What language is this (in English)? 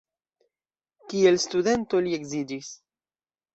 Esperanto